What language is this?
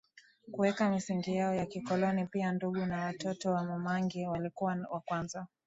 Swahili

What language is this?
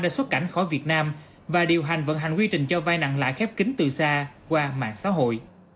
Vietnamese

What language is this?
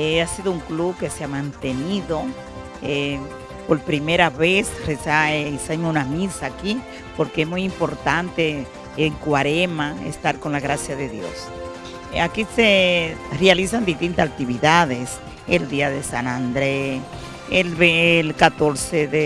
Spanish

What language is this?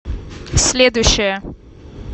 Russian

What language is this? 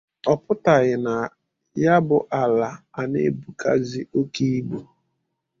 Igbo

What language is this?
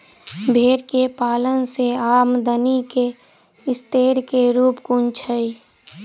Maithili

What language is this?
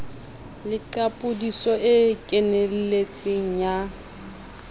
Southern Sotho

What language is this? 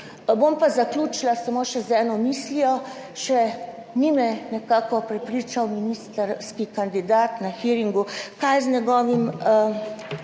Slovenian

